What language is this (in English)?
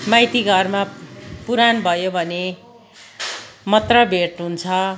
Nepali